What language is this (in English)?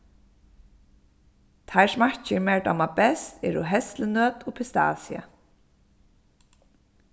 Faroese